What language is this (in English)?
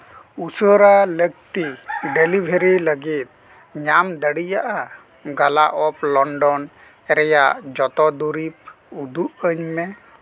Santali